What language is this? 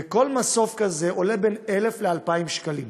Hebrew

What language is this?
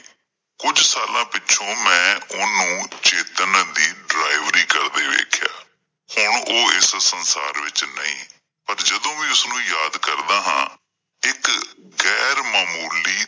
Punjabi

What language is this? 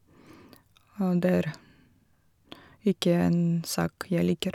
Norwegian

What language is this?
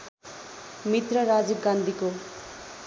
Nepali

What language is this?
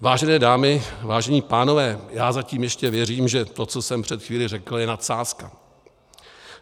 Czech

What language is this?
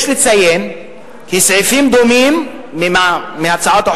Hebrew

